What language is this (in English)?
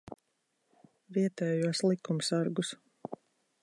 Latvian